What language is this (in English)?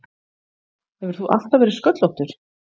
Icelandic